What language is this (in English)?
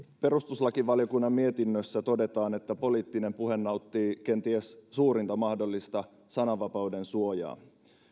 Finnish